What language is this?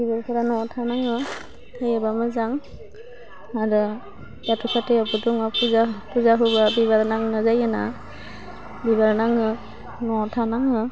Bodo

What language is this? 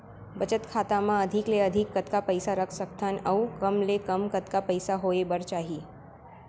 Chhattisgarhi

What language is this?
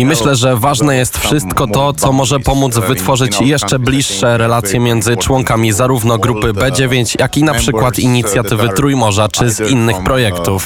Polish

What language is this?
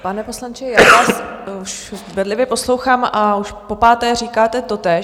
Czech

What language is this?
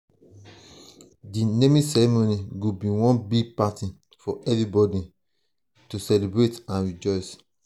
Nigerian Pidgin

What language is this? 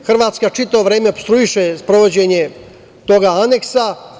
Serbian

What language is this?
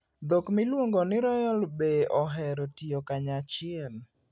Luo (Kenya and Tanzania)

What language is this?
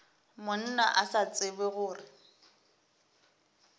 Northern Sotho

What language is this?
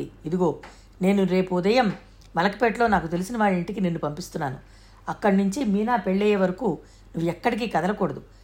Telugu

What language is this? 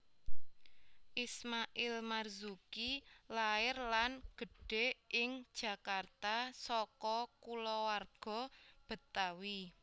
Javanese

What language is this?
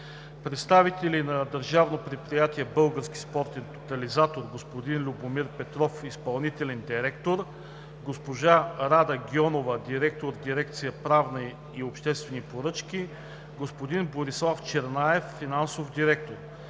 Bulgarian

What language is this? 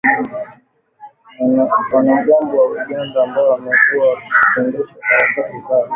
Swahili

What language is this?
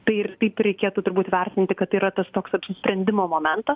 Lithuanian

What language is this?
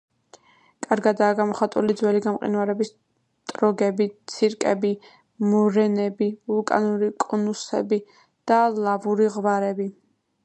Georgian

